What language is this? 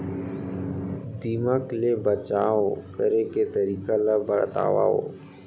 Chhattisgarhi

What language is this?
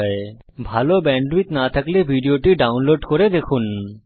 Bangla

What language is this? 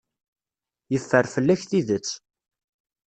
Kabyle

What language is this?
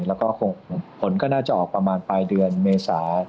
Thai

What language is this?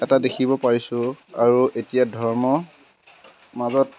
Assamese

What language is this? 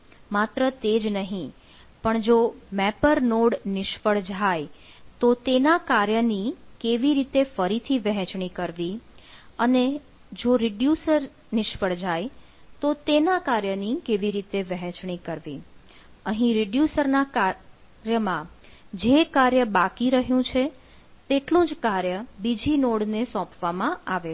Gujarati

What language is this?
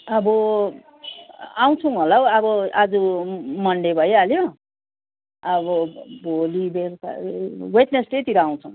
Nepali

